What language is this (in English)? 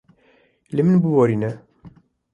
Kurdish